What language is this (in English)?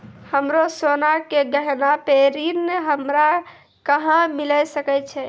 Maithili